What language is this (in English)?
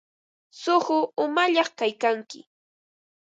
Ambo-Pasco Quechua